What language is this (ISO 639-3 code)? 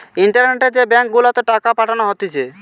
ben